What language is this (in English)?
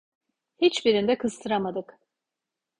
Turkish